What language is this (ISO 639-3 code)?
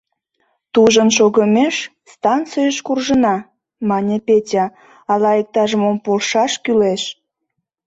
chm